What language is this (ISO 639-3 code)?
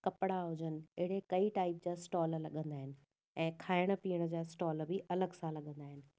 snd